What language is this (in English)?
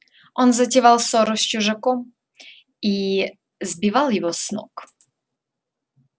Russian